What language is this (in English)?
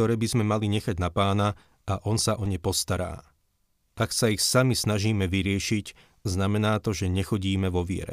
Slovak